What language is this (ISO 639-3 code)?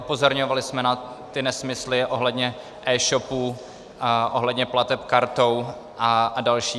ces